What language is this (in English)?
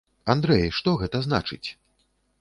Belarusian